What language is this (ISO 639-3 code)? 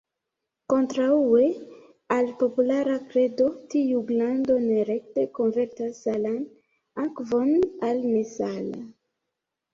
epo